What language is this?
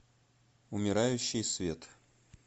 Russian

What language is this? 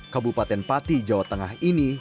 Indonesian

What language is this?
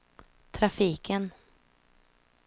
Swedish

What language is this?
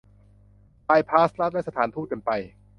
Thai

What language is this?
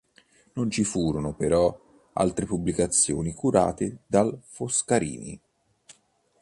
Italian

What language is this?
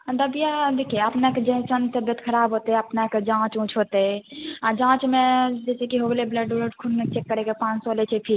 Maithili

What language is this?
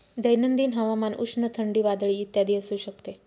Marathi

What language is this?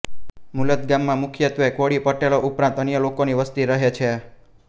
Gujarati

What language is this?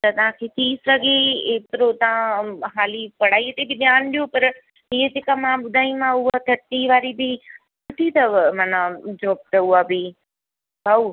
Sindhi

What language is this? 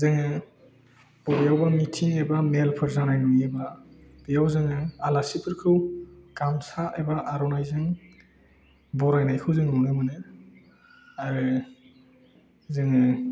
Bodo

